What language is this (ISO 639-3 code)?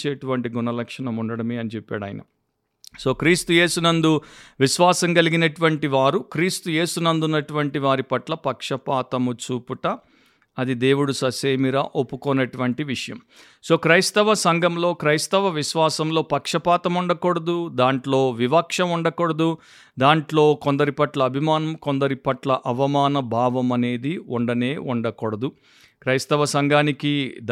tel